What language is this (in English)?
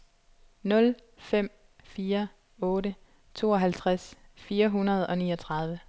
Danish